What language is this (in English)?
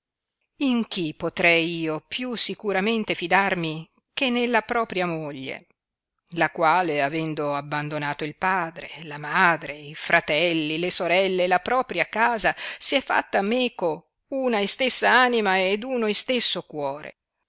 Italian